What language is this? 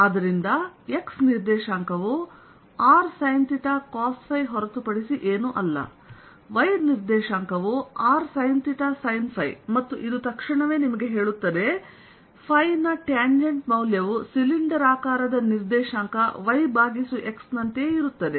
Kannada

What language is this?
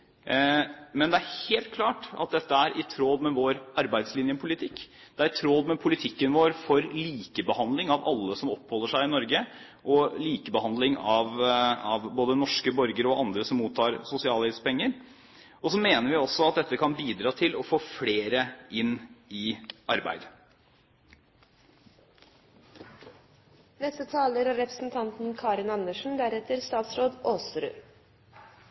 Norwegian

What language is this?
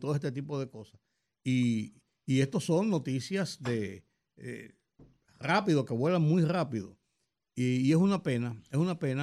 Spanish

